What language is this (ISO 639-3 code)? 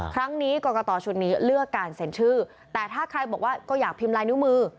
tha